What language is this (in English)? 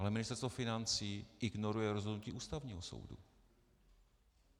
Czech